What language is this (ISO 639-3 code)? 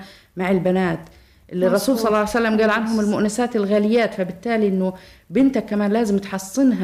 ara